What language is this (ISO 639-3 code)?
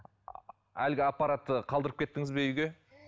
kaz